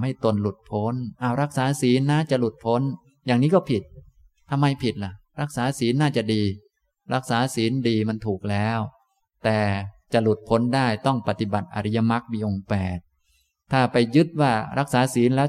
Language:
Thai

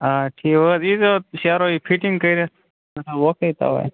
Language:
Kashmiri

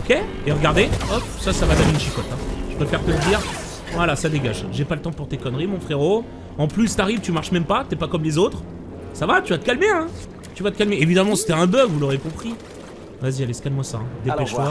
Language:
French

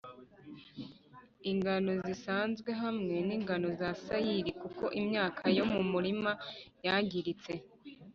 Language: Kinyarwanda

